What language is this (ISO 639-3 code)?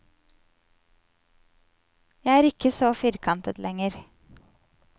nor